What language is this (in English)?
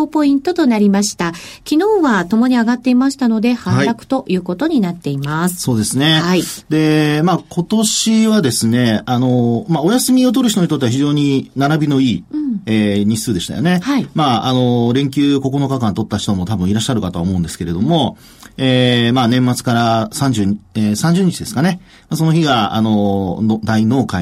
Japanese